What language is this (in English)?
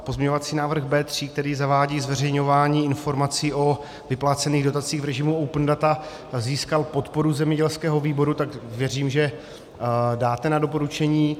Czech